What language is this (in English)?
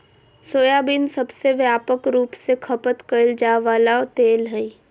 Magahi